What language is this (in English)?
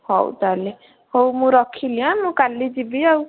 Odia